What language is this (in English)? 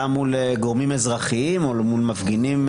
Hebrew